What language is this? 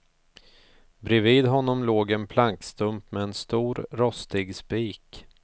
Swedish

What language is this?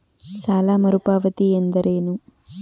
Kannada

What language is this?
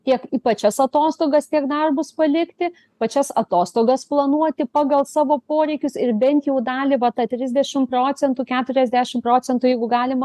Lithuanian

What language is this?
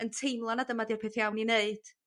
Welsh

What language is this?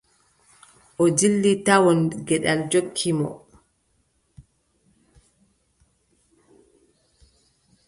Adamawa Fulfulde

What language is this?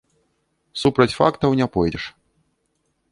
Belarusian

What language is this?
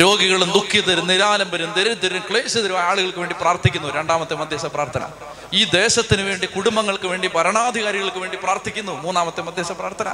Malayalam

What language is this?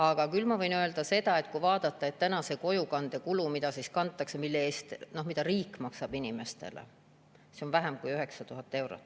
Estonian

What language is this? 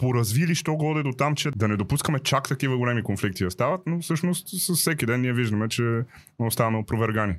Bulgarian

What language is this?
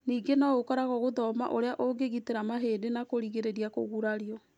Kikuyu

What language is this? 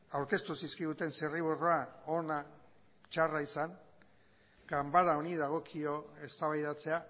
Basque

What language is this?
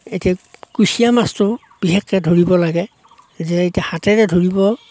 Assamese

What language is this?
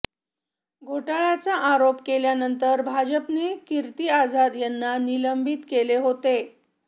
Marathi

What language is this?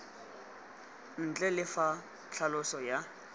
Tswana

